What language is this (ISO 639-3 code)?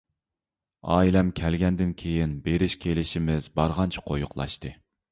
uig